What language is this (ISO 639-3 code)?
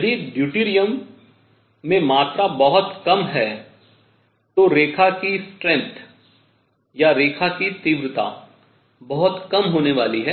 hin